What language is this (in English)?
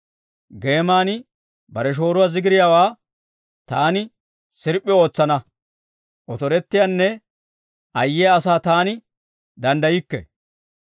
Dawro